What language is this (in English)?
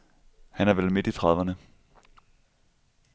Danish